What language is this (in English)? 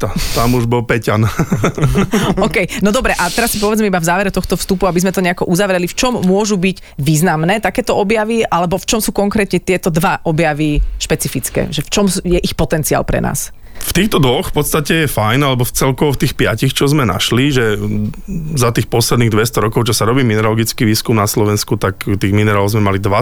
Slovak